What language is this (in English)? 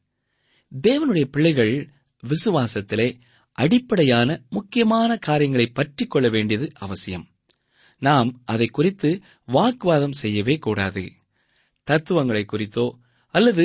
Tamil